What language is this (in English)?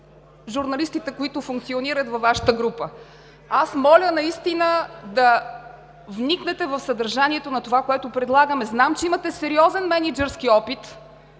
Bulgarian